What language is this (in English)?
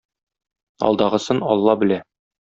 Tatar